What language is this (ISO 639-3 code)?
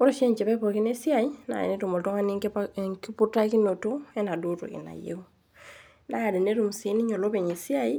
mas